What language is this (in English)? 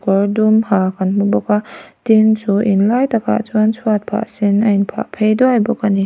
Mizo